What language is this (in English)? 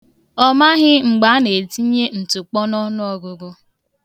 Igbo